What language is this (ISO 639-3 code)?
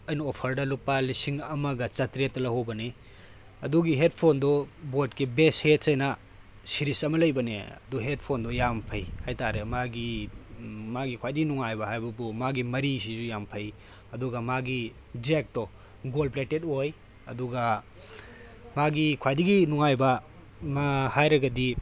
mni